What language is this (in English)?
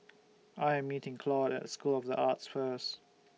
English